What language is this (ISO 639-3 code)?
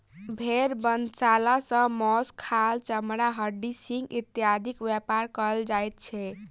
mai